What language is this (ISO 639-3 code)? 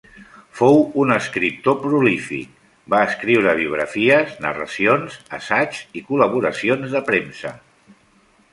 cat